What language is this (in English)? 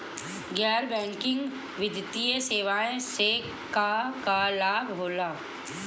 Bhojpuri